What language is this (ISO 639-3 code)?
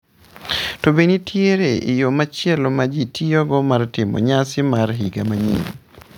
luo